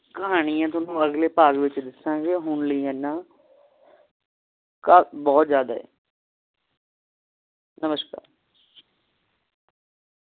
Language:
Punjabi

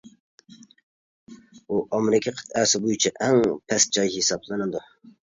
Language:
Uyghur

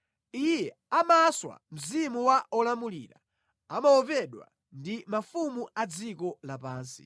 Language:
Nyanja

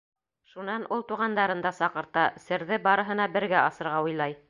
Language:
Bashkir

